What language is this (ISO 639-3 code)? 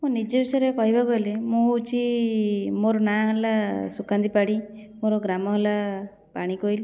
ori